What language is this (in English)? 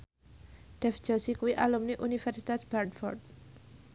Javanese